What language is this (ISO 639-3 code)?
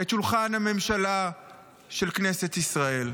heb